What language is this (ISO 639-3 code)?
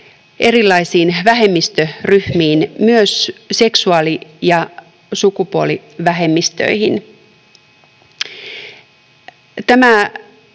fin